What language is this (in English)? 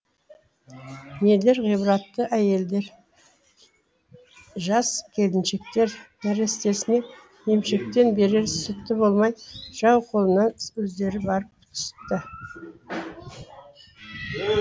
Kazakh